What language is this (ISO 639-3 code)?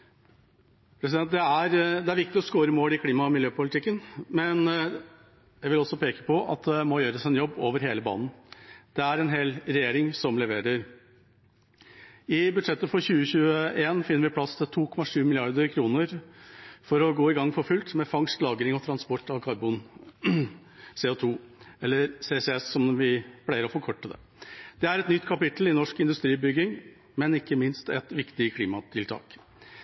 nob